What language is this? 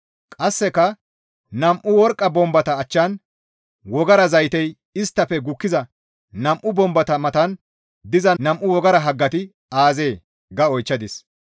Gamo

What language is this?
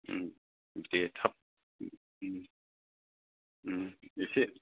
Bodo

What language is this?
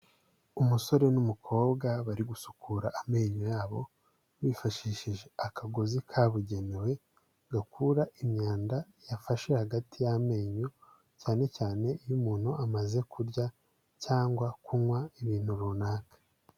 Kinyarwanda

